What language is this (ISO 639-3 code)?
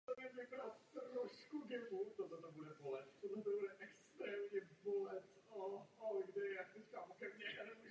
ces